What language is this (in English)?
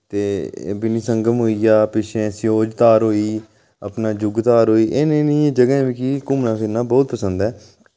Dogri